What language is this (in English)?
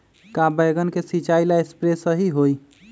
Magahi